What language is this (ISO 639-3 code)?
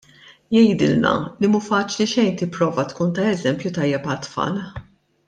mlt